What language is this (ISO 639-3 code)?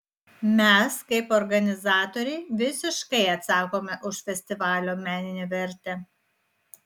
lit